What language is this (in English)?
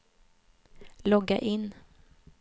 Swedish